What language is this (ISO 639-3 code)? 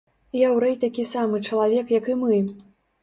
bel